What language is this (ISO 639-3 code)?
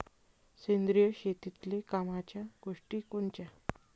mar